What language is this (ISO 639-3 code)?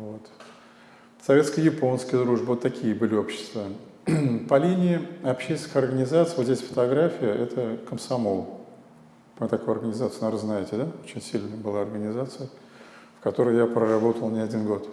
rus